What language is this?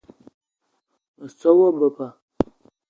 Eton (Cameroon)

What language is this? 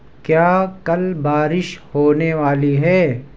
Urdu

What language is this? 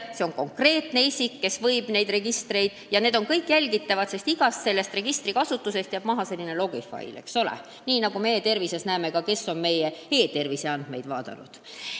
Estonian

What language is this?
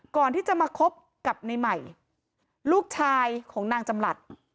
Thai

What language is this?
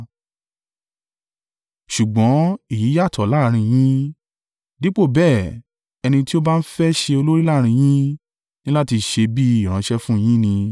Yoruba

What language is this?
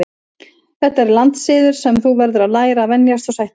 Icelandic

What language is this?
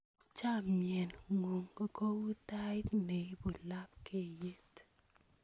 Kalenjin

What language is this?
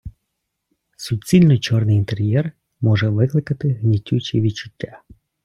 Ukrainian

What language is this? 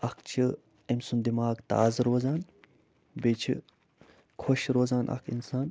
Kashmiri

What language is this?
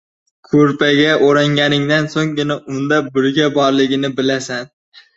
Uzbek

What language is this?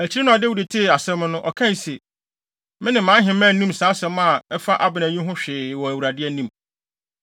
Akan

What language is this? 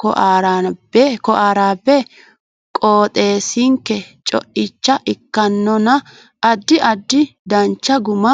Sidamo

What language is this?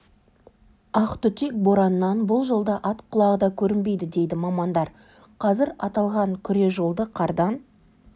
Kazakh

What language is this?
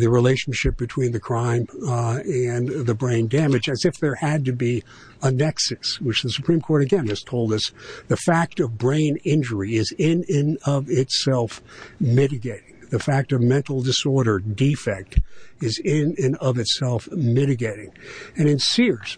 English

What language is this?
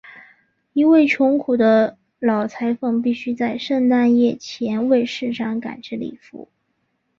Chinese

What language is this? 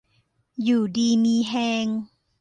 Thai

